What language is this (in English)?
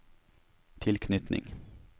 Norwegian